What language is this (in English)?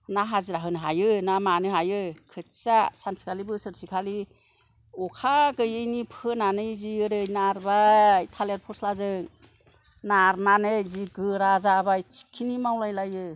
Bodo